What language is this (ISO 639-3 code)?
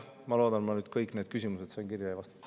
est